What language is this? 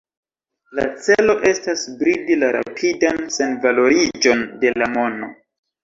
Esperanto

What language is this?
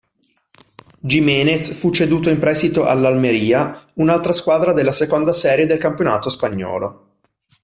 Italian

